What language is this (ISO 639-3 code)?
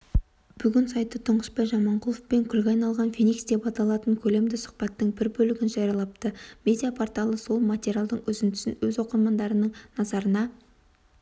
kaz